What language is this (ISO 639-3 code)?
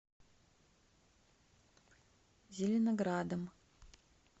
rus